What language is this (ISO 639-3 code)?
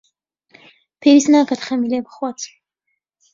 ckb